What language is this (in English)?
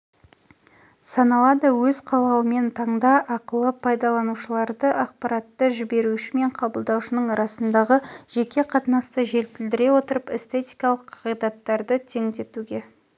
Kazakh